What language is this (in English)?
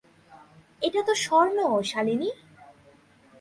Bangla